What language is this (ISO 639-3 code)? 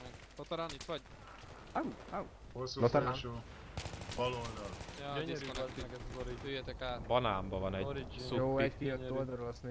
hun